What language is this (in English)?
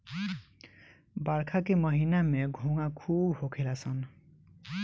Bhojpuri